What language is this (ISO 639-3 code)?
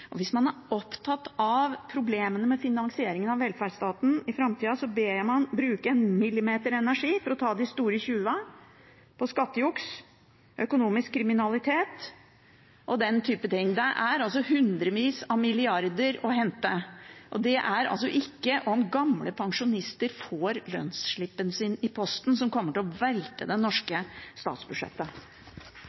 nob